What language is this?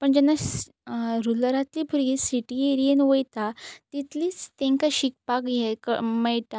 Konkani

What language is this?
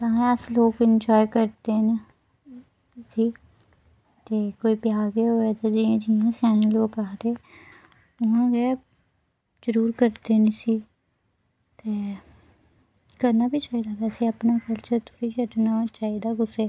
Dogri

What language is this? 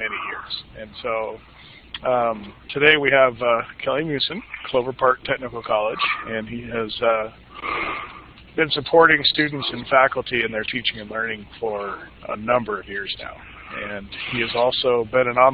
English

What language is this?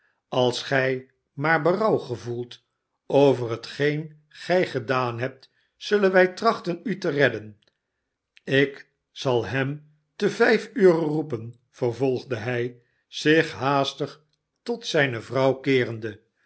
Dutch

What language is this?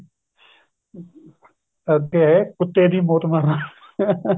Punjabi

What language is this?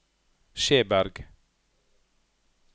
Norwegian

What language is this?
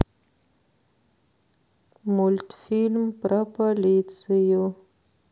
Russian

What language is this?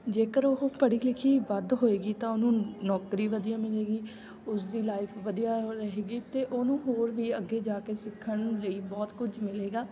Punjabi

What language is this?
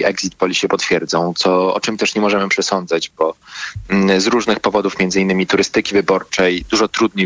Polish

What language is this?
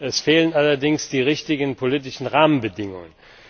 German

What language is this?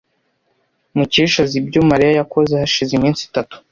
Kinyarwanda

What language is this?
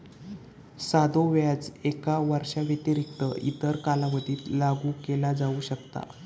Marathi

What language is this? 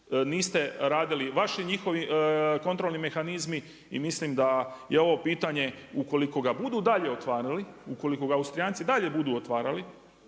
Croatian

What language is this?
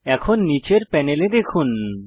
Bangla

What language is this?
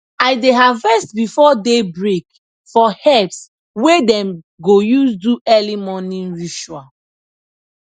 Nigerian Pidgin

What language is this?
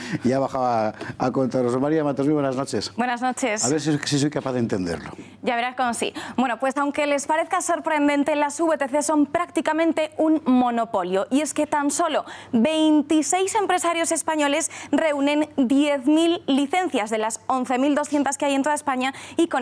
Spanish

